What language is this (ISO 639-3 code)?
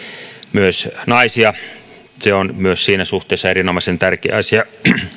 fin